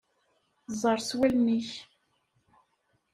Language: Kabyle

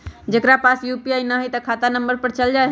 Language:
Magahi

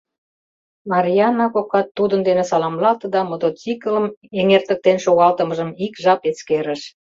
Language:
Mari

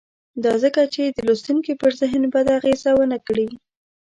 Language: Pashto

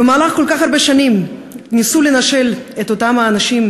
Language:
Hebrew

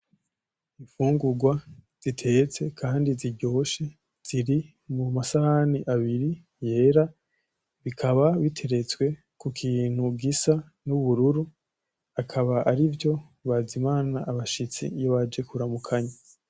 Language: Rundi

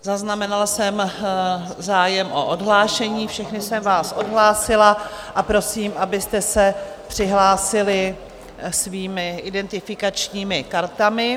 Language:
Czech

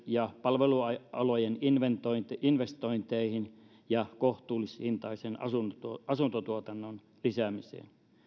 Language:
Finnish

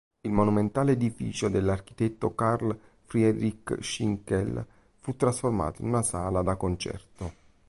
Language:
Italian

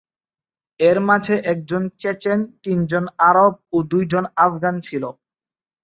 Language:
Bangla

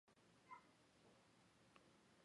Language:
Chinese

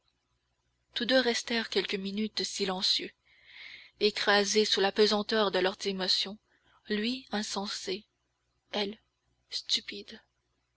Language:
French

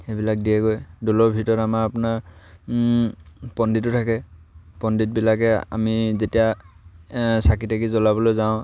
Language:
Assamese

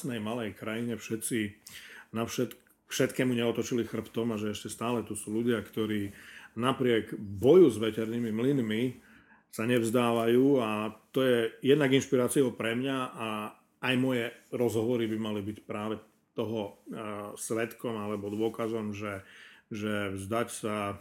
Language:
Slovak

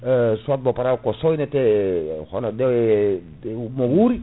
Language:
Fula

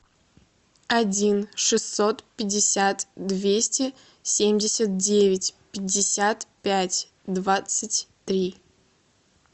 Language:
Russian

